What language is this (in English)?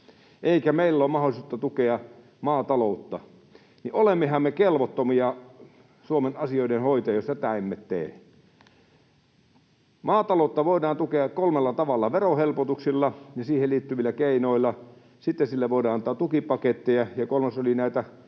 Finnish